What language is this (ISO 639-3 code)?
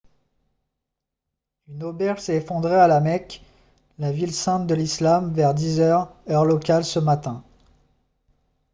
fra